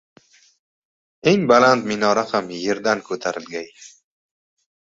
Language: Uzbek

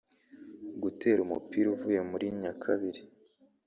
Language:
Kinyarwanda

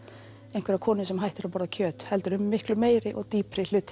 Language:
Icelandic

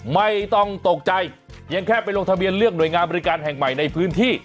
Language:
Thai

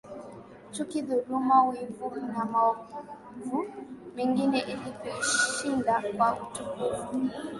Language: Swahili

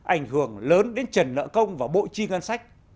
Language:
Vietnamese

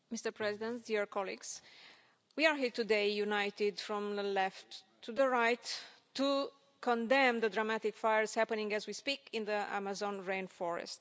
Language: English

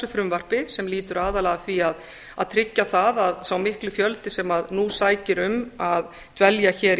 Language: Icelandic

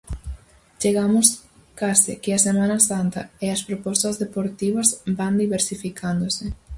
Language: Galician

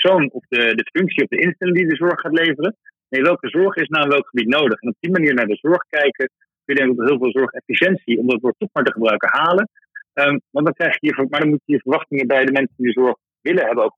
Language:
Dutch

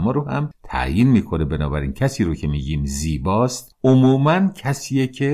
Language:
Persian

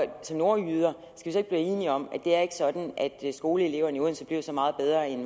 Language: Danish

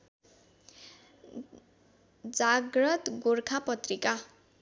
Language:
Nepali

